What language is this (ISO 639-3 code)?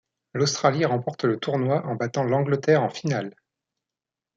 fra